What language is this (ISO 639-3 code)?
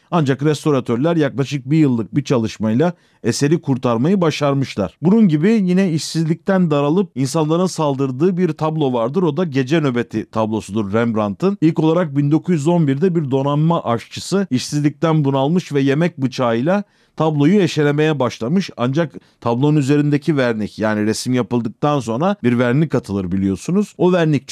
tur